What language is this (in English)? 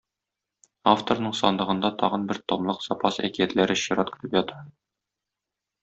Tatar